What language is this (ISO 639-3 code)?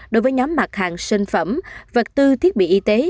vie